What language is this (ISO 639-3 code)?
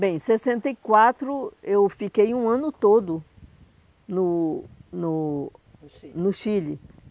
por